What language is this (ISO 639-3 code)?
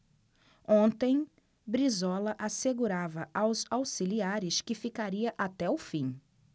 por